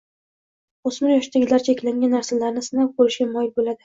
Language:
Uzbek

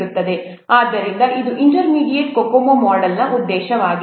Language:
Kannada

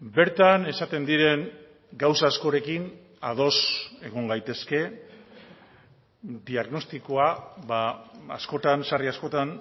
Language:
Basque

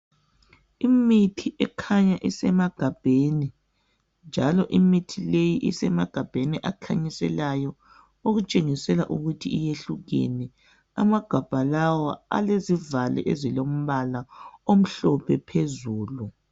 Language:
North Ndebele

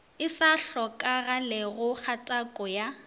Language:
Northern Sotho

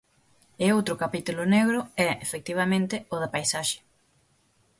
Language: Galician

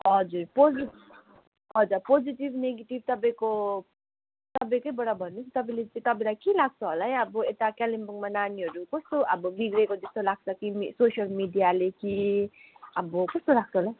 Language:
Nepali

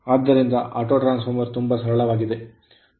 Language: Kannada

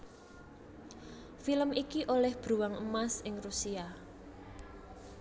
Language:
Javanese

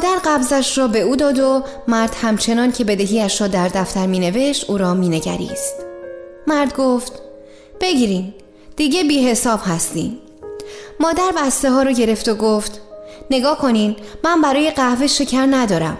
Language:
Persian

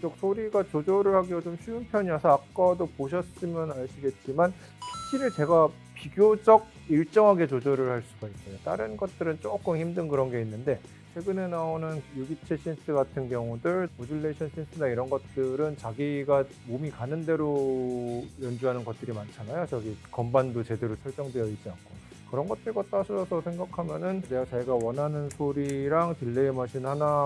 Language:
Korean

